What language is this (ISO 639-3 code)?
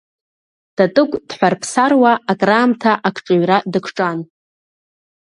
abk